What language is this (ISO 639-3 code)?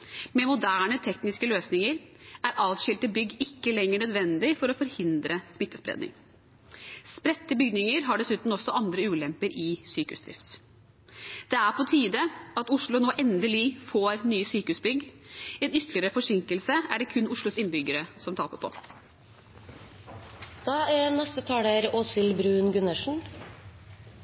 nob